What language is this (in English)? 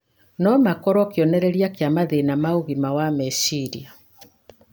Kikuyu